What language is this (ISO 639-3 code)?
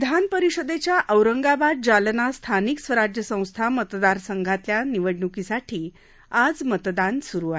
mar